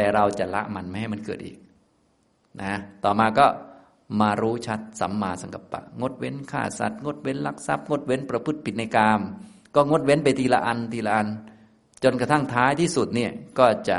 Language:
Thai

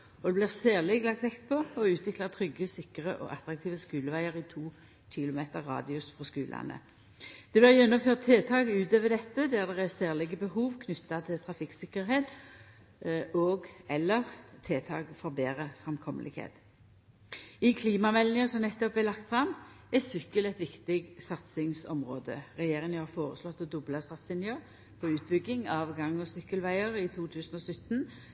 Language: Norwegian Nynorsk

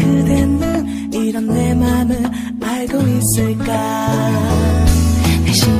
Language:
Korean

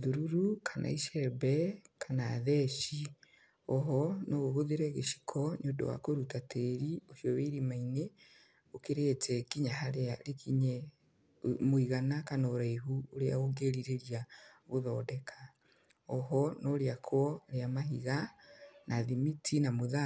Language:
Kikuyu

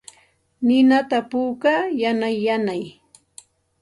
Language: Santa Ana de Tusi Pasco Quechua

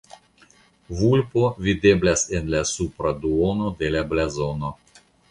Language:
Esperanto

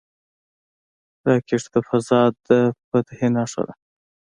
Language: Pashto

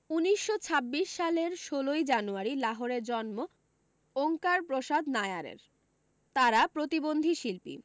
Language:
Bangla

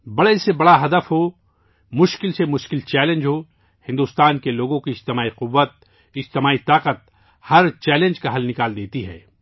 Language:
Urdu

